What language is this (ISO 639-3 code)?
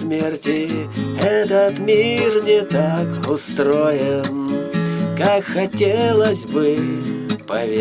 rus